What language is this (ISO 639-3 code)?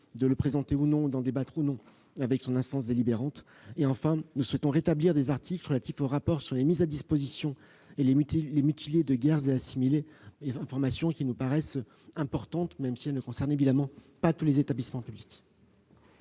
fra